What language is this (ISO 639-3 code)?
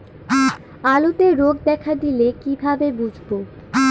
ben